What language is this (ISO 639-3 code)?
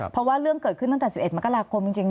tha